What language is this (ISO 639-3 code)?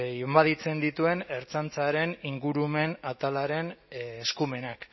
eus